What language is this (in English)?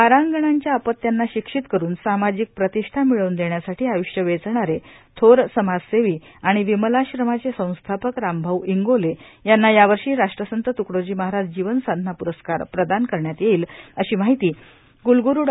Marathi